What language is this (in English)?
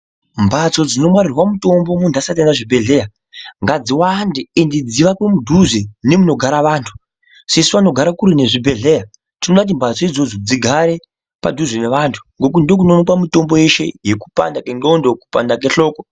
Ndau